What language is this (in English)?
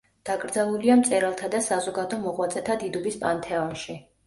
Georgian